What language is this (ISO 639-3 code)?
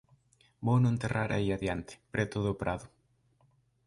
glg